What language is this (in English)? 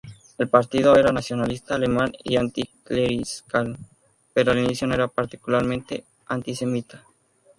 Spanish